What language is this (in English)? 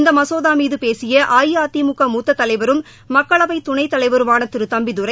Tamil